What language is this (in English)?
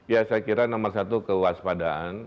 Indonesian